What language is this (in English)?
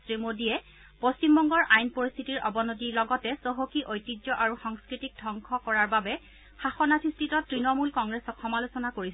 Assamese